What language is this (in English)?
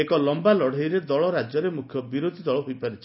Odia